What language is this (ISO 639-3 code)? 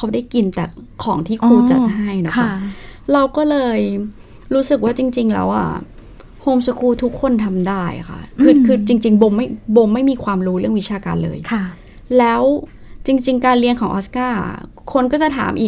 tha